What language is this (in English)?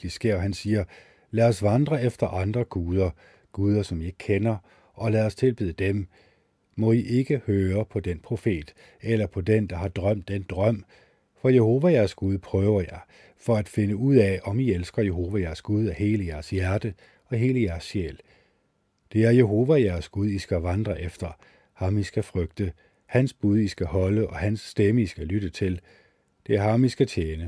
Danish